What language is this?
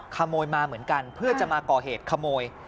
Thai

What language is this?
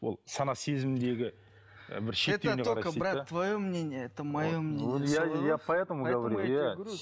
Kazakh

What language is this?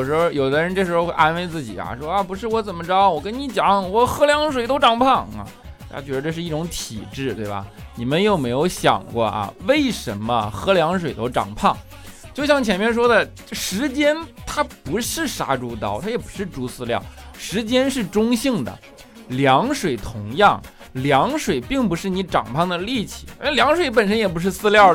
Chinese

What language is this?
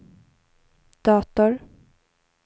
Swedish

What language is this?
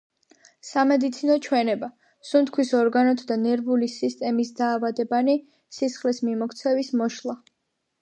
Georgian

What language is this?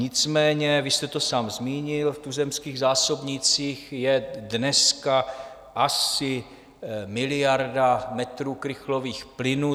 Czech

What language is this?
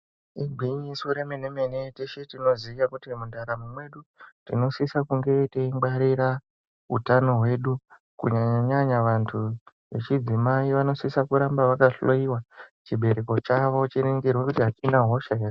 Ndau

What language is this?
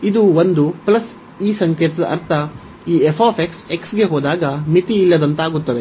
Kannada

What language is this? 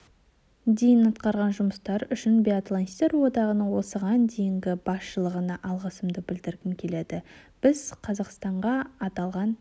Kazakh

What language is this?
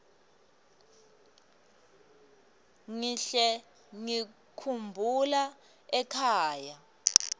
Swati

